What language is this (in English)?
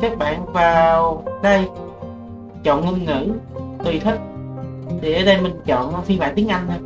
Vietnamese